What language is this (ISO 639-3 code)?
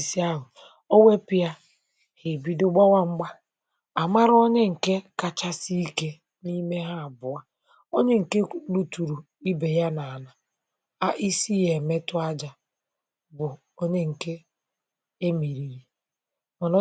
ibo